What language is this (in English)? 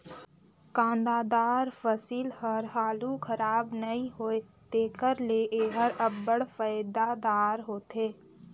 Chhattisgarhi